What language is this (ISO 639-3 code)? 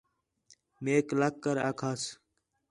xhe